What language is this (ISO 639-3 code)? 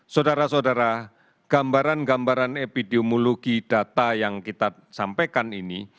ind